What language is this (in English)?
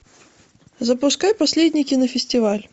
Russian